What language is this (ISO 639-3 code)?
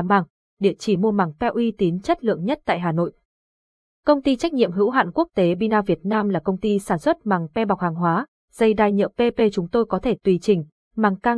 vie